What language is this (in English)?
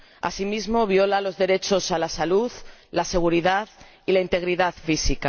Spanish